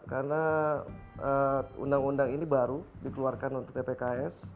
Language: Indonesian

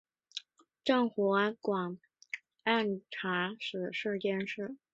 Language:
Chinese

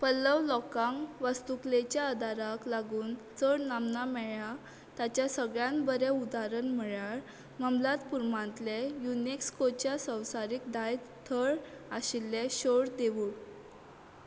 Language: Konkani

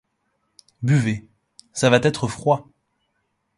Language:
French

